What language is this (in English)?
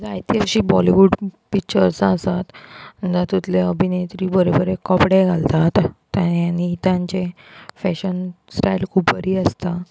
Konkani